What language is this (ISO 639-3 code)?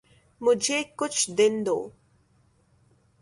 urd